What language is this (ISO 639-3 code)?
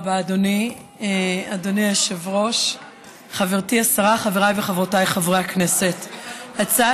heb